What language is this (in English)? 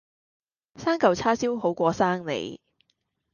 Cantonese